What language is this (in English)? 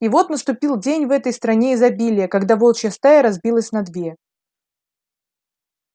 Russian